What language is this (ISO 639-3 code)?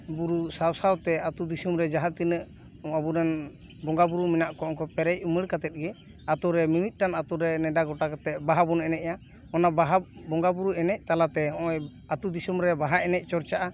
sat